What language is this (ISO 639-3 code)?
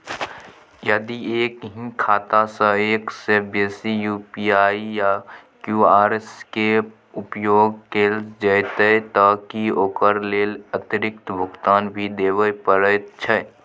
mai